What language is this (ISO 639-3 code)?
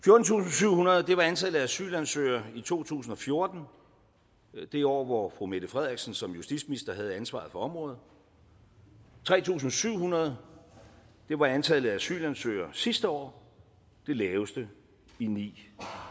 dan